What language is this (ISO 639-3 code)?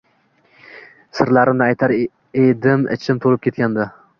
uzb